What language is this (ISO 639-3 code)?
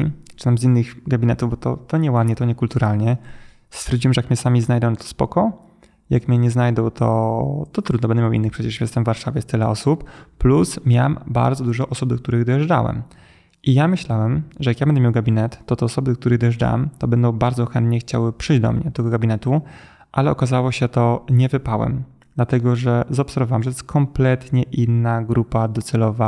pol